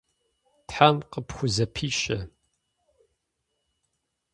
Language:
Kabardian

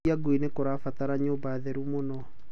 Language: Kikuyu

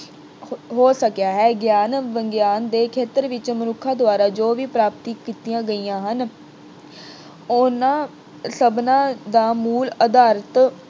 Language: Punjabi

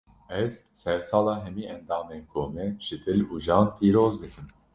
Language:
Kurdish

